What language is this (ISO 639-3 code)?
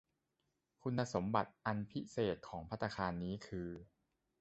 tha